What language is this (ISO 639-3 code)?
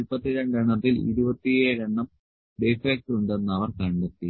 mal